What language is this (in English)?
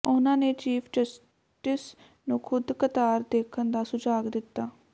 Punjabi